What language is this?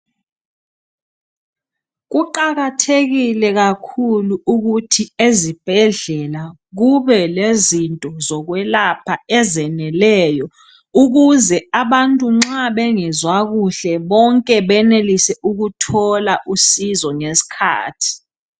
North Ndebele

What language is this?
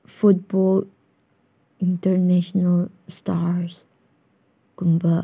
Manipuri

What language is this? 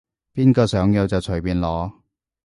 Cantonese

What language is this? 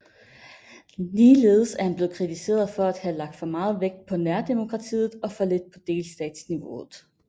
Danish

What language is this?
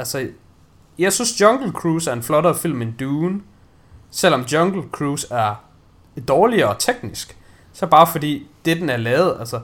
Danish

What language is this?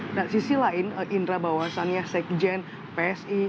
Indonesian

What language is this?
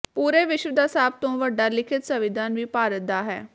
Punjabi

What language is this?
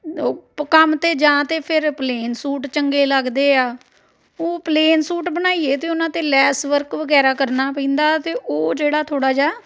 Punjabi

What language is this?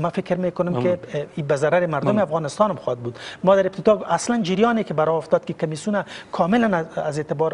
Persian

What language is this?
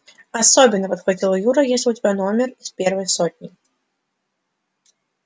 Russian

